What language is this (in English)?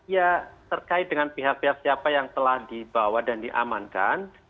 Indonesian